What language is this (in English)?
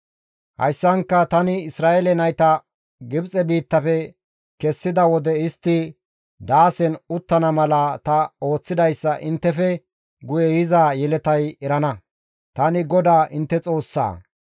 Gamo